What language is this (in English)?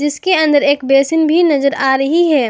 Hindi